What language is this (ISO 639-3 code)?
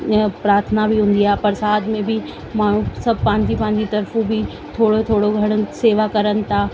snd